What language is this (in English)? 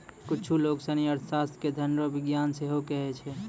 Maithili